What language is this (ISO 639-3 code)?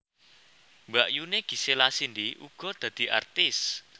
jav